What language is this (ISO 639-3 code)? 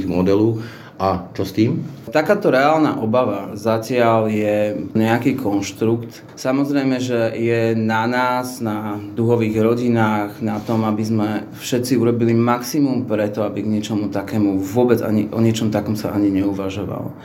slk